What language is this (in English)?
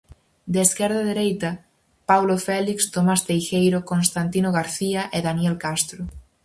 Galician